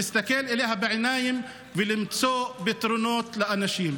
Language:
Hebrew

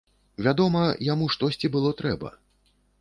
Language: Belarusian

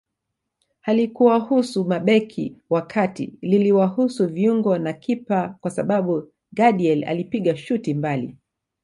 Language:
Swahili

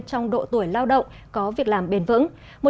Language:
Vietnamese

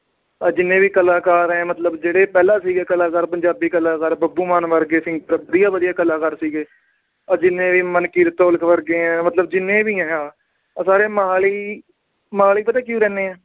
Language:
Punjabi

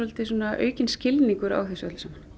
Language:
Icelandic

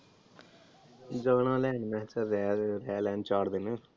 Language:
Punjabi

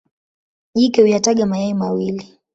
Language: Swahili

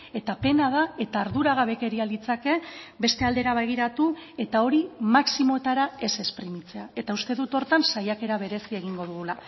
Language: Basque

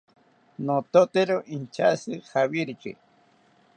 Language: South Ucayali Ashéninka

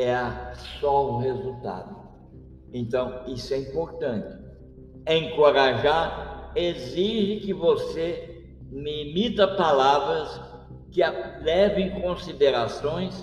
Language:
Portuguese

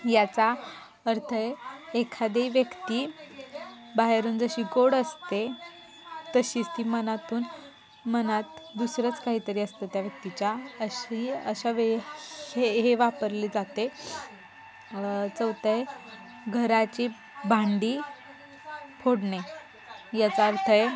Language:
Marathi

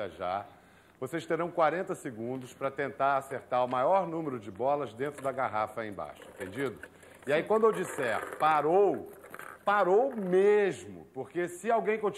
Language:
Portuguese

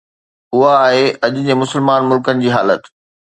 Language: Sindhi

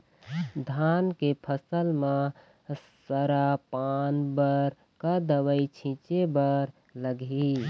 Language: Chhattisgarhi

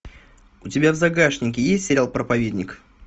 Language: Russian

